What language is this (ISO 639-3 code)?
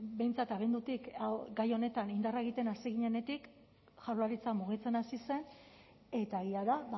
eus